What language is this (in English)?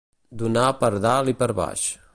Catalan